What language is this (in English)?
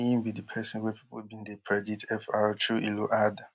Nigerian Pidgin